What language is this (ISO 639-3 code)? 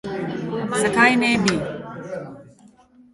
slv